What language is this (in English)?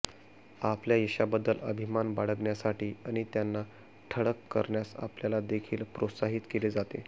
Marathi